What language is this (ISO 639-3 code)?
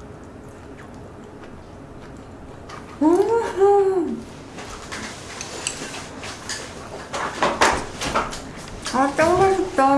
kor